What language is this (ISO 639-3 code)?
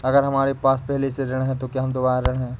hin